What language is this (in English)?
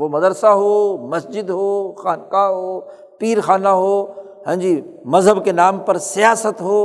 Urdu